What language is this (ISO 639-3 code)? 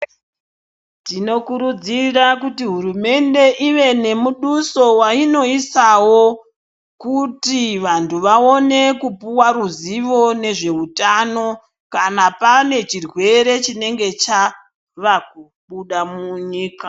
ndc